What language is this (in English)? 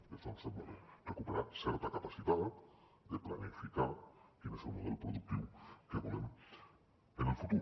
Catalan